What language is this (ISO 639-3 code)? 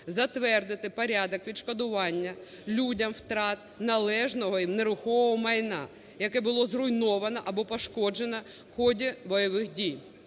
ukr